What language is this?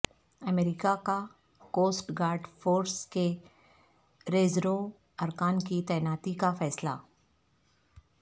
Urdu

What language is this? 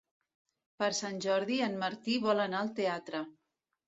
Catalan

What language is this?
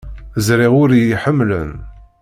Kabyle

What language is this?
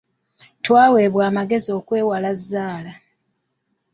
Ganda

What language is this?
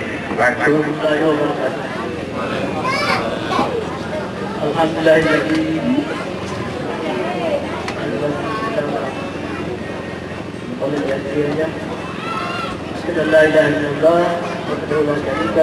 Indonesian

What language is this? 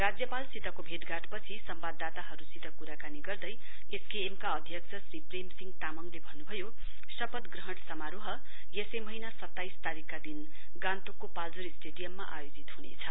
Nepali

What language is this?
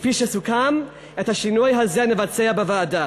Hebrew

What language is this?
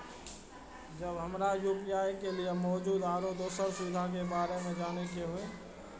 Maithili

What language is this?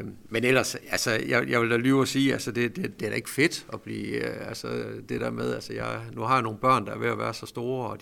Danish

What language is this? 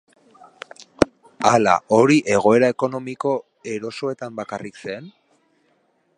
Basque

